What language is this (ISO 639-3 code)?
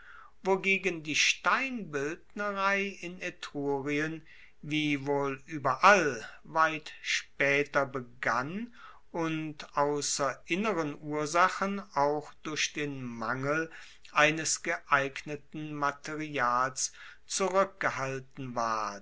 deu